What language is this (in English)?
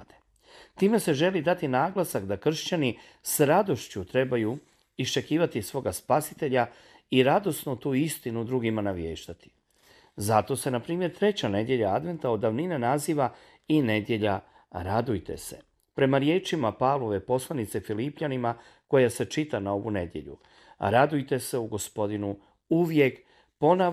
Croatian